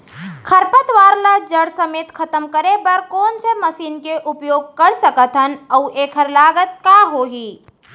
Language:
Chhattisgarhi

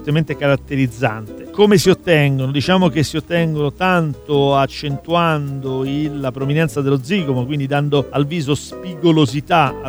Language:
Italian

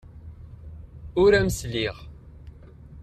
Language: Kabyle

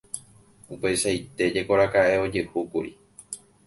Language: Guarani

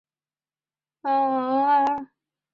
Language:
Chinese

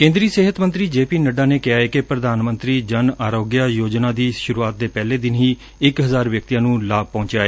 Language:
Punjabi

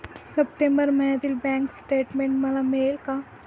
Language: Marathi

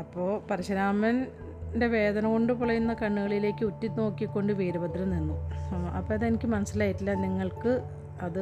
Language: Malayalam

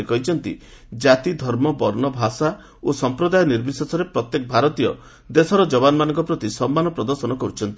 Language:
Odia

